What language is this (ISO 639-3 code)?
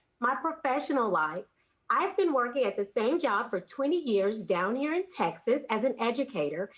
eng